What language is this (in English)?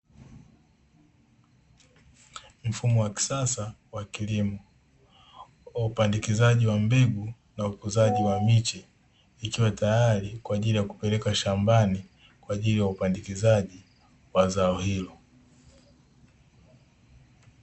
Swahili